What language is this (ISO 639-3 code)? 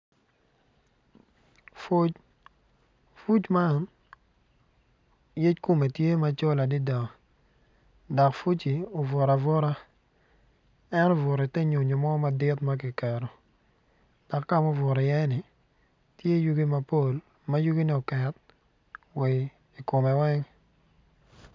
ach